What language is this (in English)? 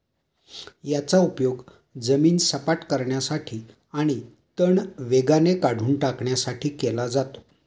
Marathi